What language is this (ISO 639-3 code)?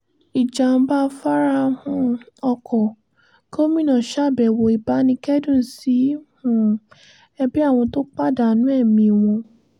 yor